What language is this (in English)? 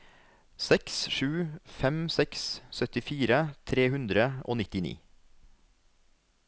Norwegian